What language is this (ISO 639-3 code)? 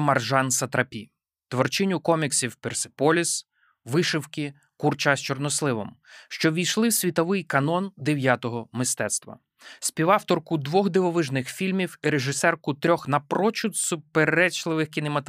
ukr